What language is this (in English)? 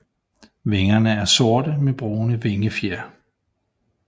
Danish